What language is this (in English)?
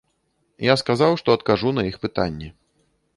Belarusian